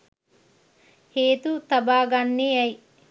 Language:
Sinhala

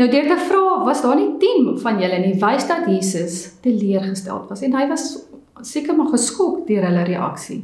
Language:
Dutch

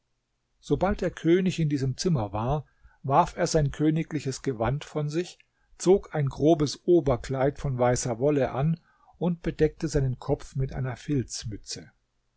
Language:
German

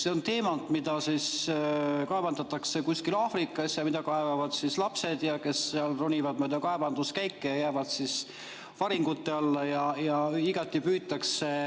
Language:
Estonian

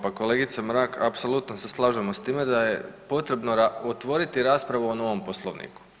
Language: Croatian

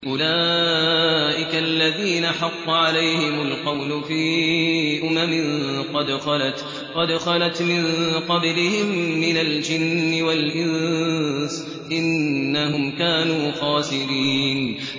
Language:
Arabic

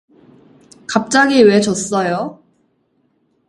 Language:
Korean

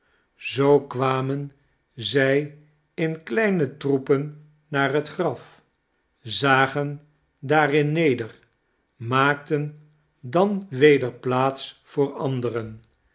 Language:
Dutch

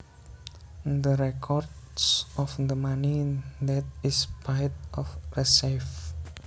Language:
Javanese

